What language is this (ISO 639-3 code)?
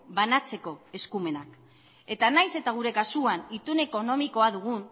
eus